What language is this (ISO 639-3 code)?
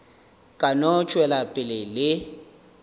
nso